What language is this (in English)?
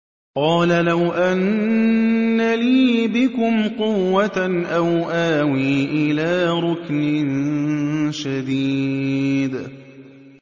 Arabic